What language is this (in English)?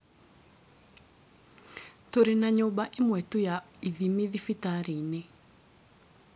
Kikuyu